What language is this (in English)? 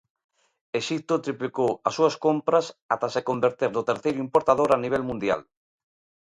Galician